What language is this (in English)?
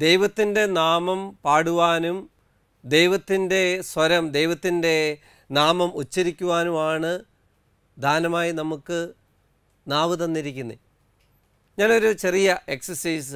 Malayalam